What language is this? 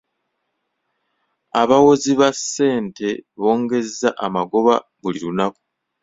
Ganda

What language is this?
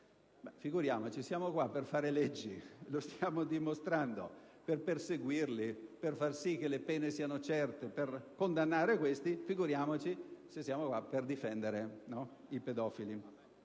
Italian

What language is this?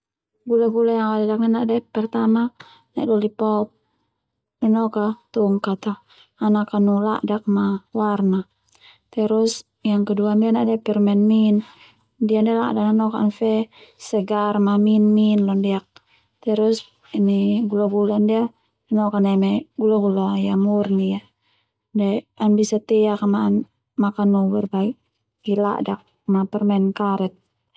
Termanu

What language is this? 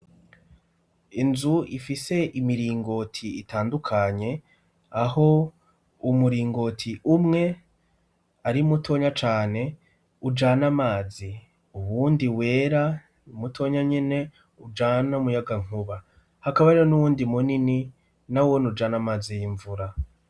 Rundi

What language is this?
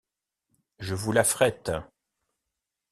French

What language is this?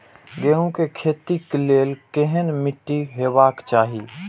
Maithili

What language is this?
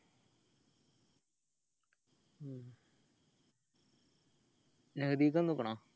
Malayalam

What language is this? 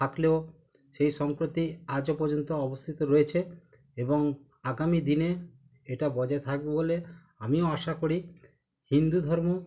Bangla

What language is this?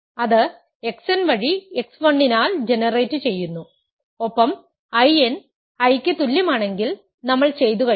Malayalam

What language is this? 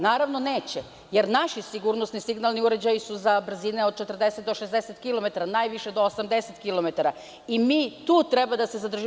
Serbian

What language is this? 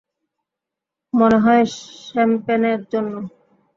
Bangla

